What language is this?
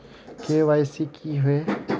Magahi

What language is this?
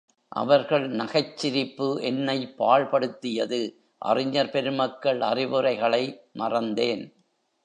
Tamil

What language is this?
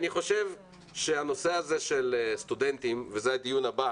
Hebrew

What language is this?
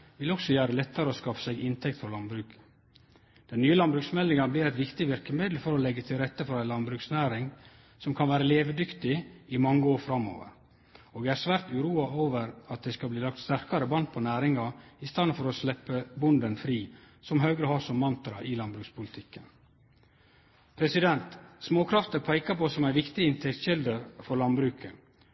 Norwegian Nynorsk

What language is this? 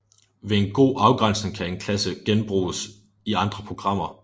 Danish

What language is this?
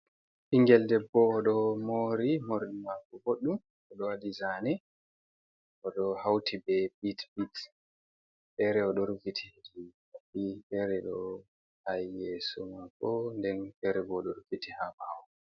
Fula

